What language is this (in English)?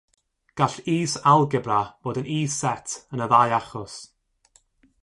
Welsh